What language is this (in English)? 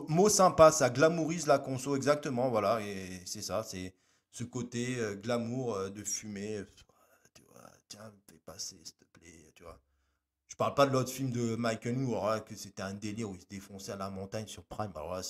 French